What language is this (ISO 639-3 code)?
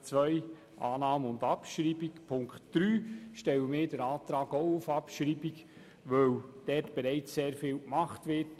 gsw